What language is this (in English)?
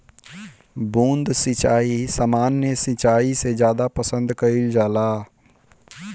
Bhojpuri